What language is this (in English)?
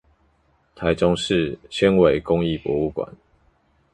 Chinese